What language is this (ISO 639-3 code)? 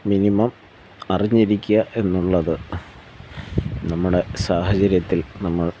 mal